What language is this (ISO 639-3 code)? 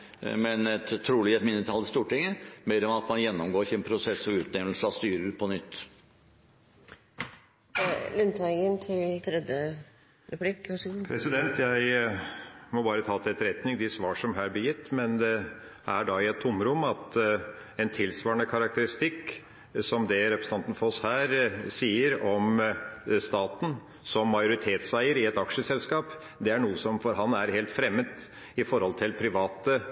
nob